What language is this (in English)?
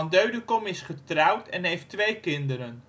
Dutch